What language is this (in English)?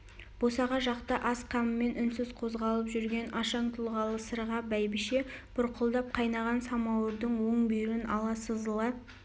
Kazakh